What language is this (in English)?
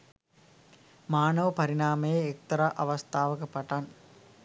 Sinhala